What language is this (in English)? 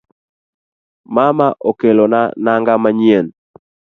Luo (Kenya and Tanzania)